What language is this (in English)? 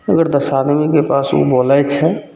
Maithili